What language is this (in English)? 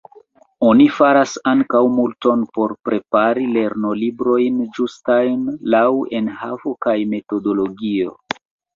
Esperanto